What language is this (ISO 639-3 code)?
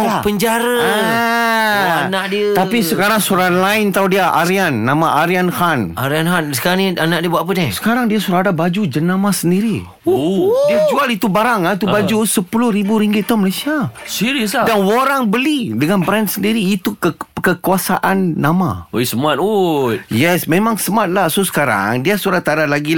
msa